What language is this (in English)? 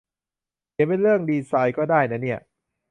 Thai